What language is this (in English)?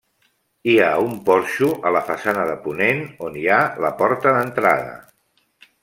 Catalan